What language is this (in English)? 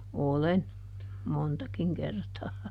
Finnish